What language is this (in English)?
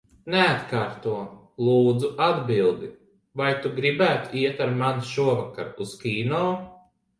Latvian